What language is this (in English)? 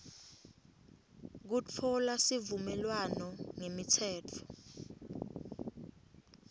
Swati